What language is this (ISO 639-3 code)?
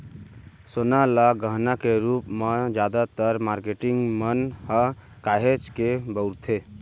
hne